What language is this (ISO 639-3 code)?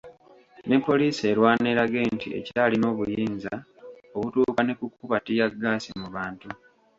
lug